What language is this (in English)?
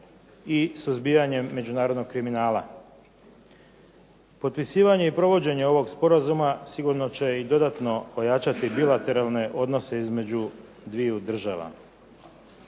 Croatian